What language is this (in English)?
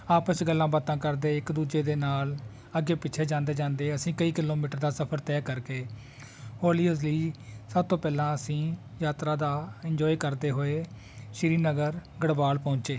Punjabi